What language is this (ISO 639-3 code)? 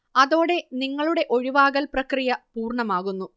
mal